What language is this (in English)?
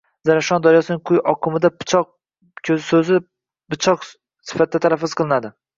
Uzbek